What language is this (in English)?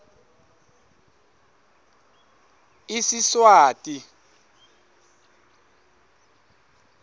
Swati